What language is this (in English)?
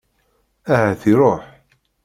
Kabyle